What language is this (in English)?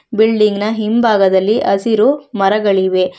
Kannada